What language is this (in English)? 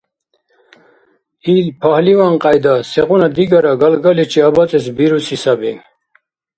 Dargwa